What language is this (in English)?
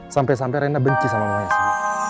Indonesian